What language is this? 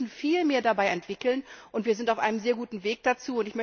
German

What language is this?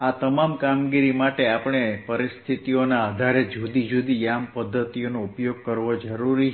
Gujarati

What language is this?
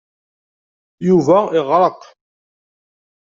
Kabyle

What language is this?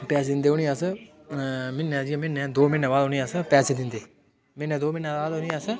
Dogri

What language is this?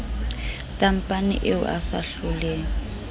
Southern Sotho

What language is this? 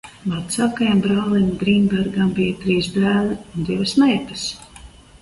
Latvian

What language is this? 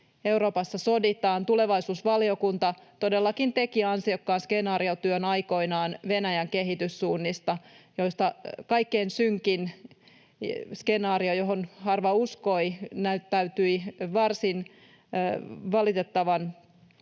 Finnish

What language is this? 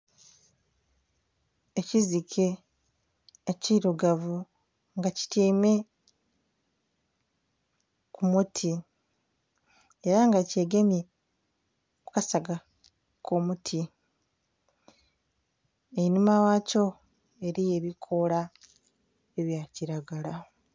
Soga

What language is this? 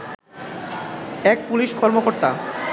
Bangla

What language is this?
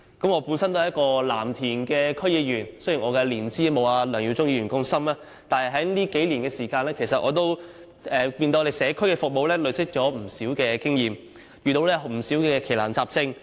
Cantonese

